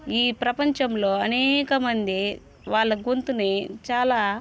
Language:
Telugu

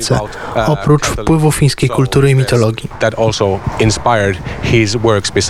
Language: Polish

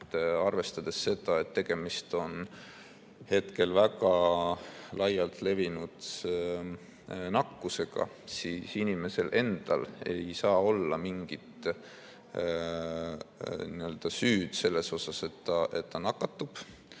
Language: Estonian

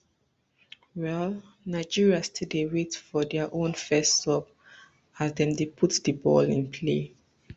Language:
Nigerian Pidgin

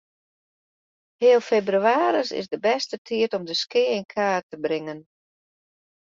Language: Western Frisian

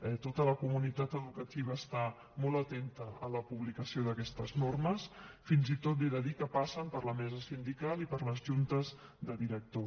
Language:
Catalan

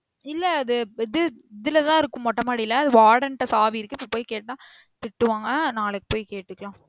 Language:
Tamil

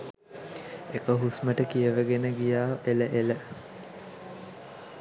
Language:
Sinhala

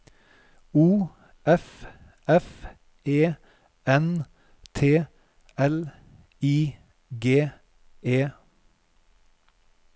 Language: Norwegian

